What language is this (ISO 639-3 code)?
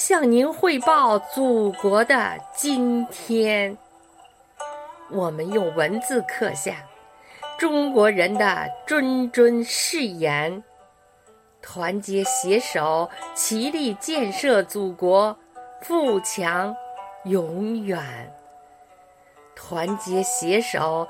zho